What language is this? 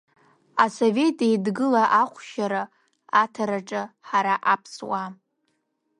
Abkhazian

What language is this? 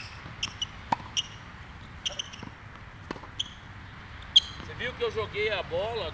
Portuguese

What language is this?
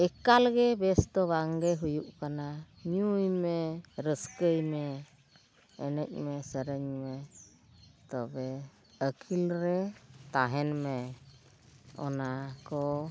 Santali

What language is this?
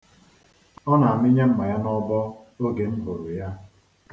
Igbo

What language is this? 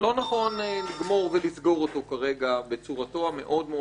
Hebrew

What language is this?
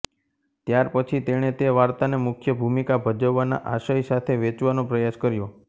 Gujarati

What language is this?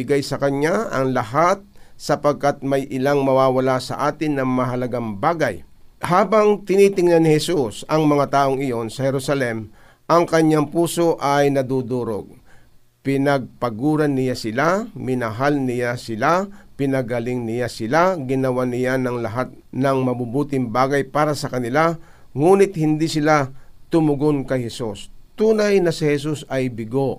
Filipino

